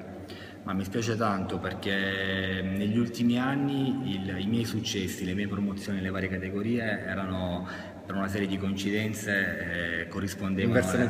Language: Italian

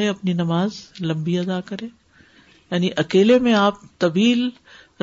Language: Urdu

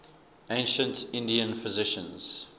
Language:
English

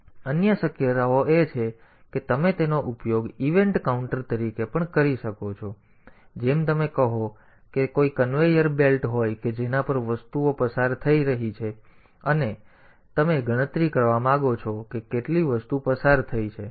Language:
Gujarati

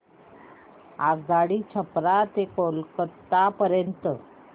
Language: Marathi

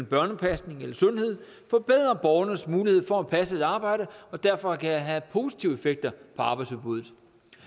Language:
Danish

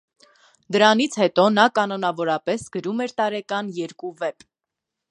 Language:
Armenian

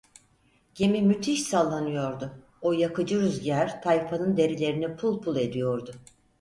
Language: Turkish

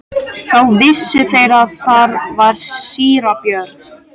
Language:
Icelandic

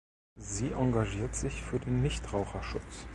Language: German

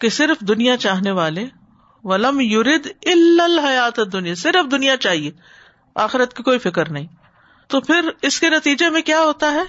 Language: Urdu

